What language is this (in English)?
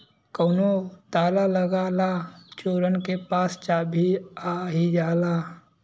Bhojpuri